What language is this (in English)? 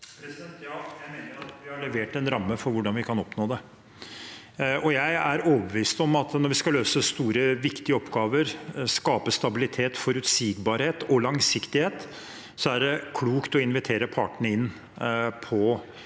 Norwegian